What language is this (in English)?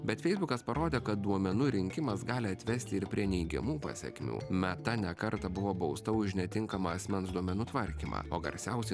Lithuanian